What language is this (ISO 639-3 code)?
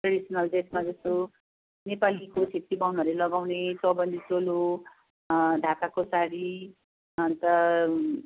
nep